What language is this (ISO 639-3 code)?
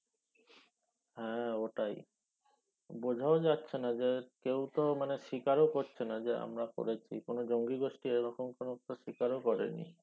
ben